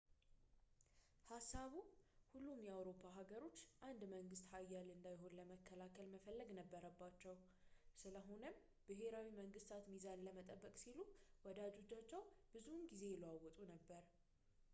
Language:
Amharic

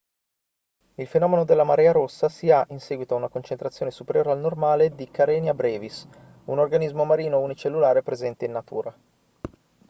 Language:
Italian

